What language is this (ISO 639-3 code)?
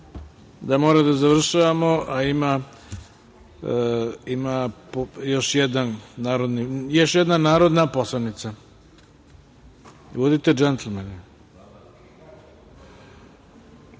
srp